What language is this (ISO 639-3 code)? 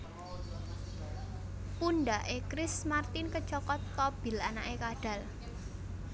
jav